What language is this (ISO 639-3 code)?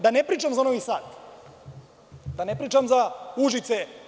srp